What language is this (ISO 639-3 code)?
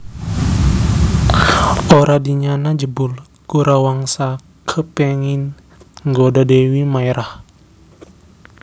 jav